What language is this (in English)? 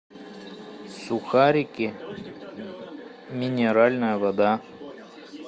Russian